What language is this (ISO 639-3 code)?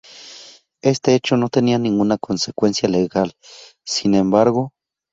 spa